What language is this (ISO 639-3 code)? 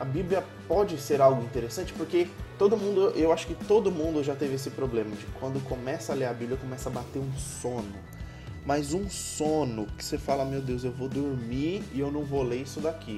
por